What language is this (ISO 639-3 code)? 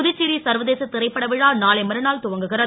tam